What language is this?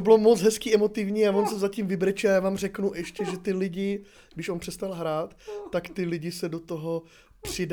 Czech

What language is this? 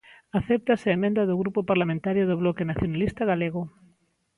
Galician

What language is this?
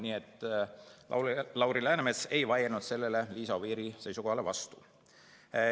Estonian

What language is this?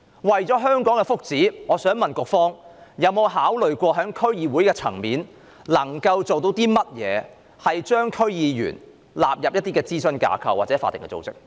Cantonese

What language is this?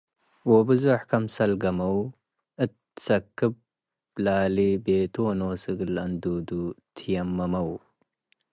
Tigre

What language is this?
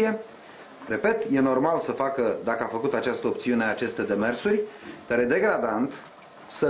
Romanian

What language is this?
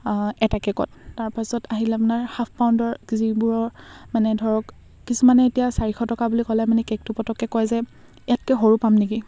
Assamese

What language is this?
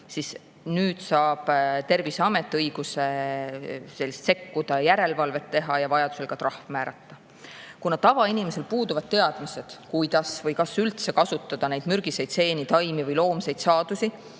Estonian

